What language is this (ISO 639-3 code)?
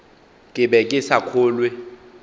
nso